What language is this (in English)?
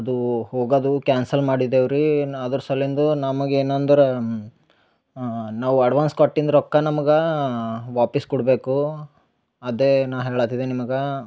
Kannada